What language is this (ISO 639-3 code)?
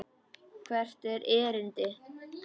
isl